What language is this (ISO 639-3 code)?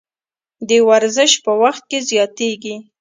pus